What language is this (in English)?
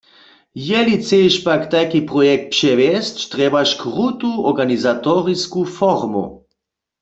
Upper Sorbian